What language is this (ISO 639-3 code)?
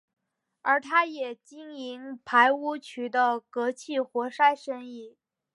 zho